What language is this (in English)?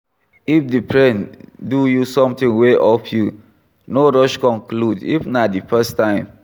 Nigerian Pidgin